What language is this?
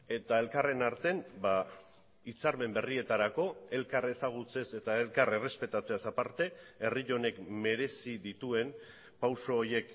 Basque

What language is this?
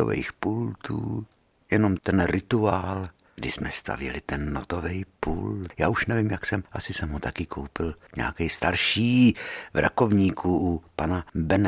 Czech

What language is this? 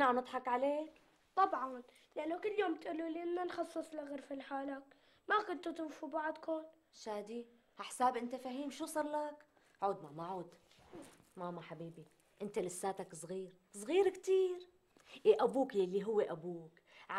Arabic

